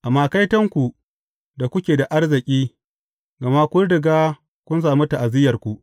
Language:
Hausa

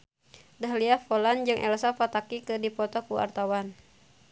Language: Sundanese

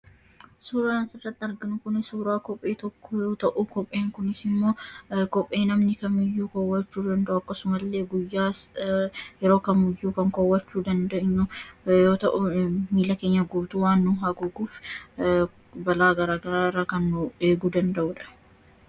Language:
Oromo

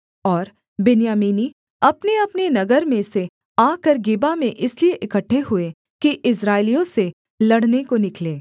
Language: Hindi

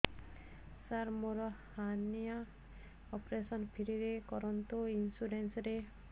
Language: Odia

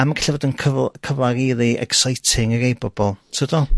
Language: Welsh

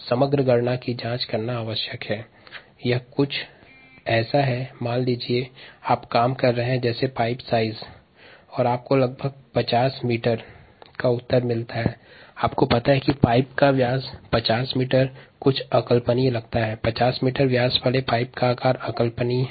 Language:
Hindi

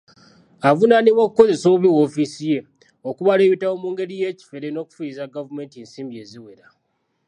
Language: Ganda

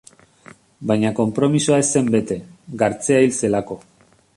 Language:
Basque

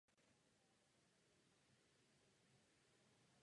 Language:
Czech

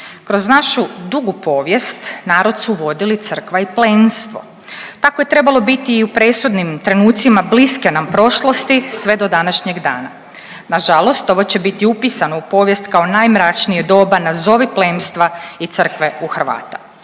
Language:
Croatian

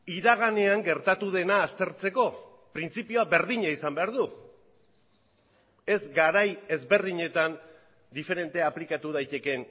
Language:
Basque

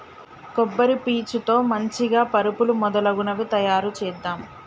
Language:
Telugu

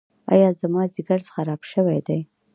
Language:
Pashto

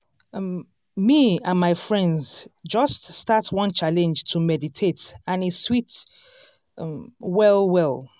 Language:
Nigerian Pidgin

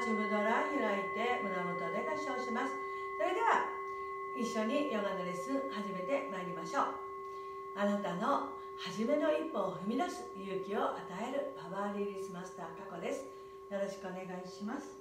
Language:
Japanese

